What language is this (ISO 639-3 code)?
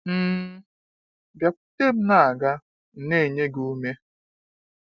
ibo